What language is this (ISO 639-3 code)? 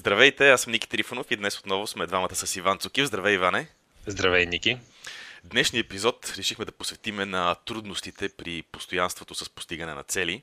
bul